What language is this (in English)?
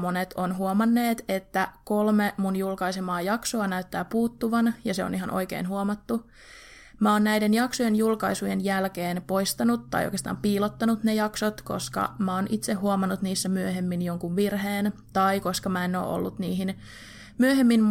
Finnish